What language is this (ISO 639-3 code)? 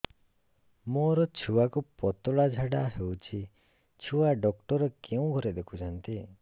ori